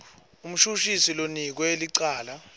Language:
Swati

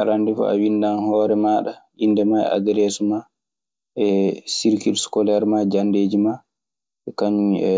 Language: Maasina Fulfulde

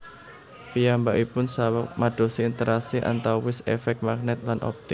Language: Javanese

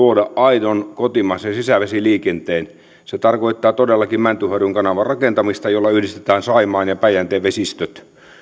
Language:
Finnish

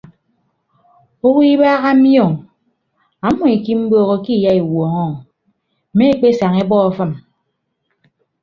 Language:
Ibibio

